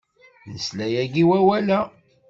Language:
Kabyle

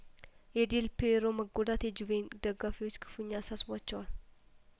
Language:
Amharic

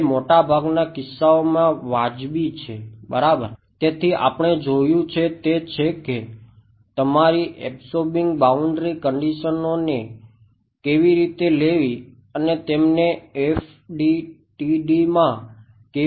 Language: Gujarati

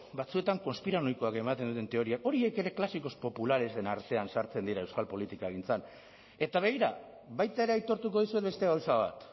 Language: Basque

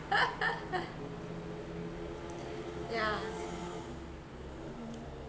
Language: English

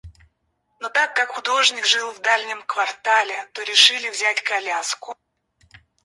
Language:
Russian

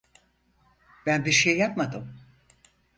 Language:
Turkish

